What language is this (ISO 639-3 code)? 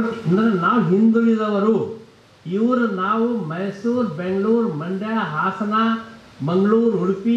kan